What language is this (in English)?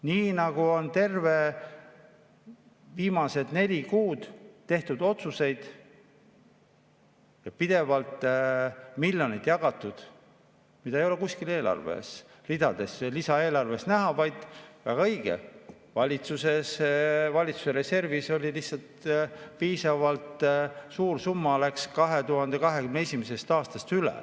Estonian